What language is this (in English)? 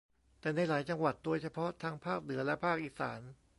Thai